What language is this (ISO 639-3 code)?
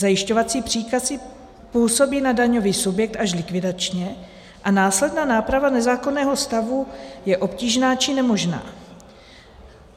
ces